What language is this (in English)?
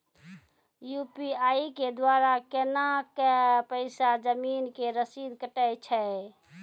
Maithili